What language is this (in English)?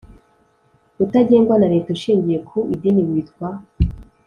Kinyarwanda